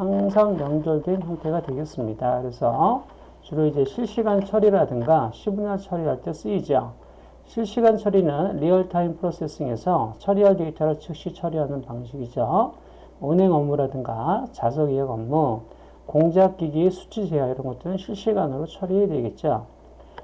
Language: Korean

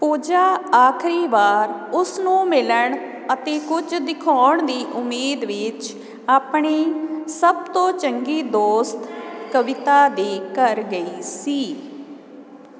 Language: Punjabi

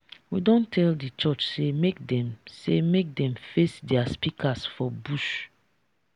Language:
Nigerian Pidgin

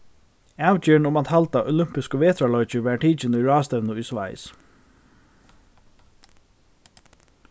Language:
Faroese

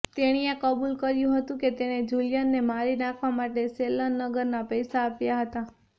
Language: Gujarati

